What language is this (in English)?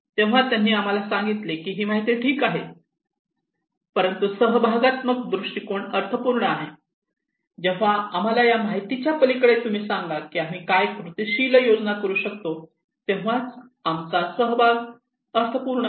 Marathi